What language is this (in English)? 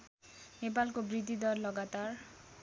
Nepali